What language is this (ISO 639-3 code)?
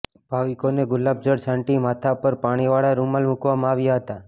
guj